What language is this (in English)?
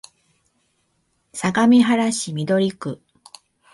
Japanese